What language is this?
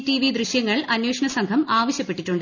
Malayalam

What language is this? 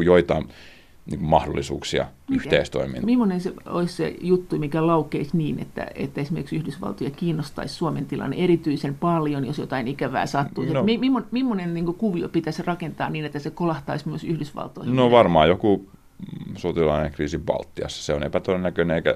Finnish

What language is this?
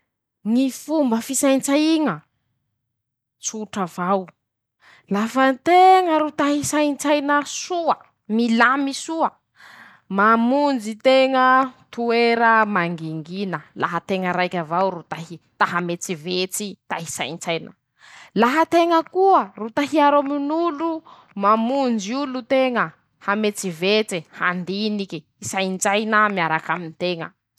Masikoro Malagasy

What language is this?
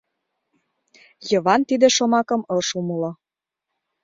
Mari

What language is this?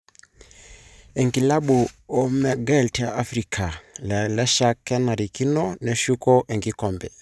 Masai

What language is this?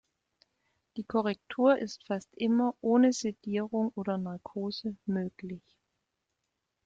German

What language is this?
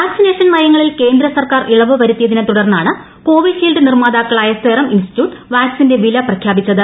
Malayalam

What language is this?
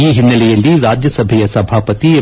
Kannada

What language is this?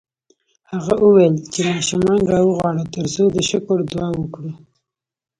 Pashto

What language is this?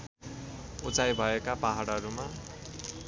Nepali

